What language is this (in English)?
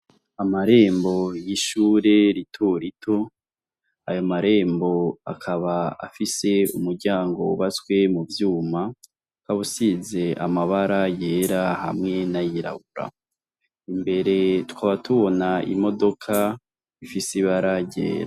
Rundi